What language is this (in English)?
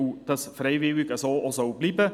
Swiss German